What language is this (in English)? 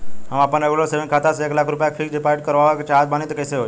Bhojpuri